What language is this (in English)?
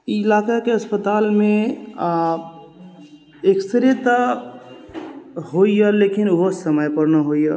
Maithili